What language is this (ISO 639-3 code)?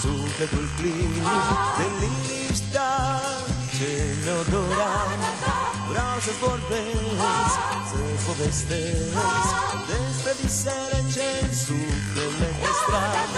ron